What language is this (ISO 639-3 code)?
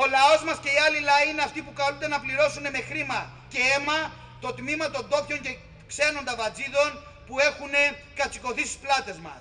ell